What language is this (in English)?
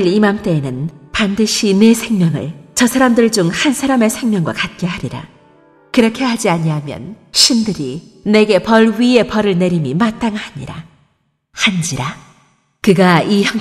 Korean